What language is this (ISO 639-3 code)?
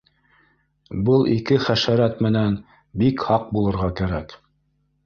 bak